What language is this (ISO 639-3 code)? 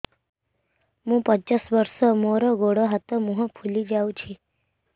ori